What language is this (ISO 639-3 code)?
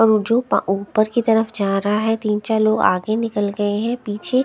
hin